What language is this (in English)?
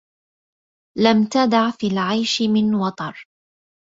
Arabic